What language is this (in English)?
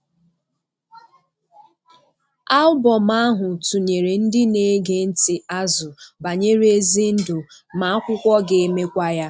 Igbo